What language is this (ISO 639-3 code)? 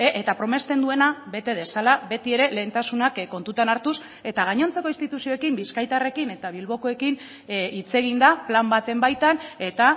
eus